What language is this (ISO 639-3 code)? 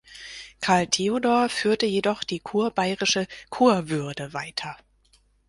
deu